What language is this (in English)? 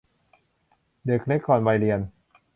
Thai